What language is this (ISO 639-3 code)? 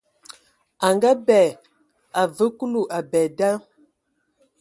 ewo